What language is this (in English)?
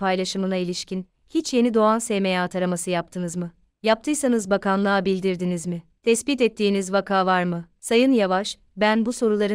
Turkish